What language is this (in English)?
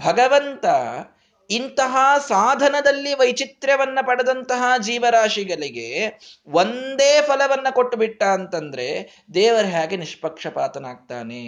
Kannada